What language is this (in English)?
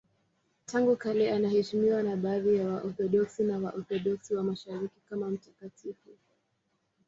Swahili